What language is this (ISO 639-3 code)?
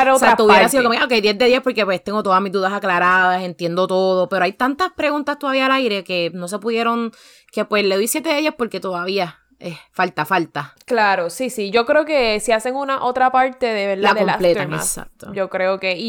spa